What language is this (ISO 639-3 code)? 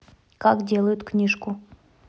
rus